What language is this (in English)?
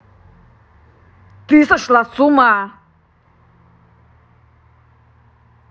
Russian